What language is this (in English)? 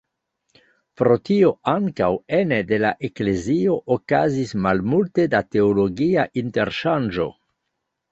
Esperanto